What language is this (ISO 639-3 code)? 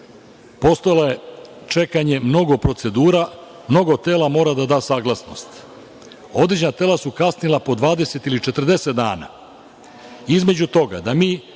srp